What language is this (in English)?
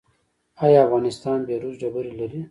Pashto